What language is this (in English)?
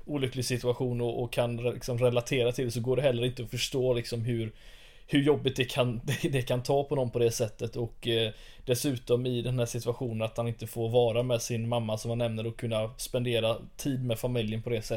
Swedish